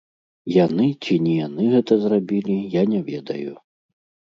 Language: Belarusian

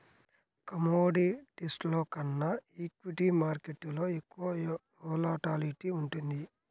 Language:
Telugu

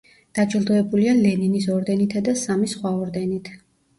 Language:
Georgian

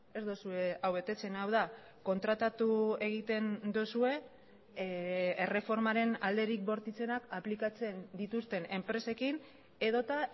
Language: Basque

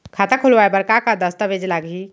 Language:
Chhattisgarhi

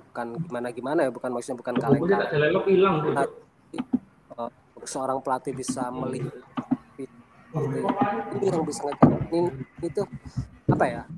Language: Indonesian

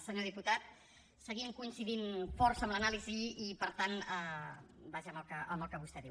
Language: Catalan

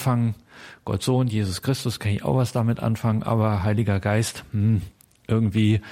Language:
German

